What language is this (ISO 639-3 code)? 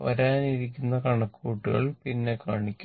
mal